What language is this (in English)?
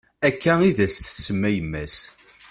Kabyle